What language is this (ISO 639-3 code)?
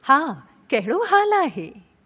snd